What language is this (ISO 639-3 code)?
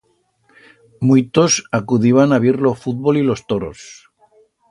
arg